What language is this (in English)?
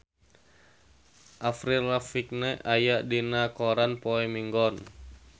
Sundanese